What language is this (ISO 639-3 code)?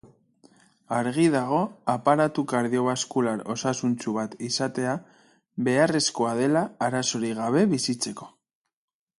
eus